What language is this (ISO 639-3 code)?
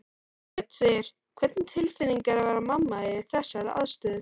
isl